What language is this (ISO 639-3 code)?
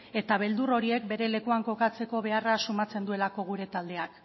eus